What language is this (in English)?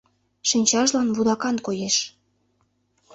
Mari